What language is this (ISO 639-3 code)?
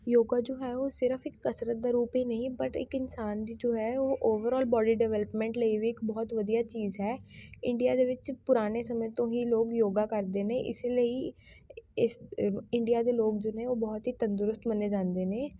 pan